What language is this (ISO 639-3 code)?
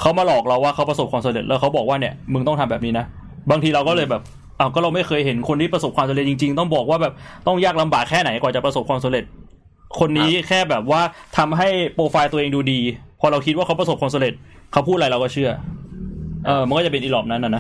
tha